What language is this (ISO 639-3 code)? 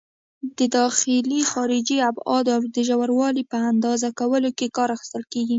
pus